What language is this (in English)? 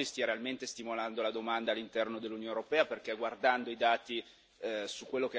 Italian